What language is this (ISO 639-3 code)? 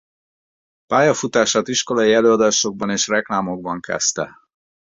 hun